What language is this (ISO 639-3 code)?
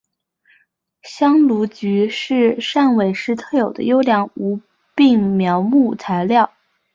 zho